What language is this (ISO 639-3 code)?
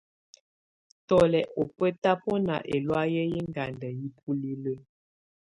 tvu